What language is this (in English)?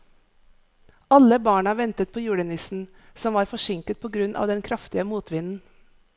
Norwegian